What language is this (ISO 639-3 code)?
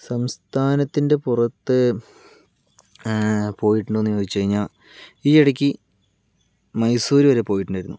mal